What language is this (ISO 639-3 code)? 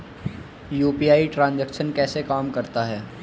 hin